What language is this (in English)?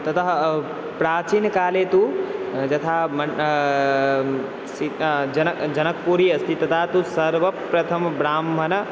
Sanskrit